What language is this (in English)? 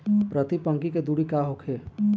Bhojpuri